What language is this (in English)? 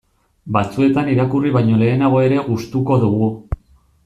Basque